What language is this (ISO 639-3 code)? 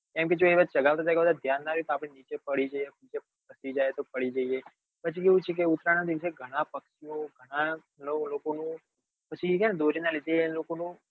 guj